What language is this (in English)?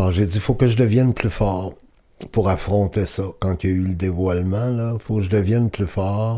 French